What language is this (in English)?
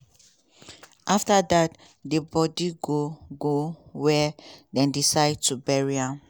Nigerian Pidgin